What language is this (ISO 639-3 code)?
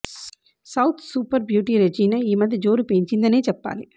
tel